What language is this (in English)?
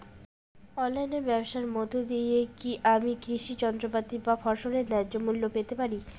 Bangla